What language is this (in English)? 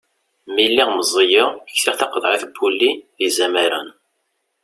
Kabyle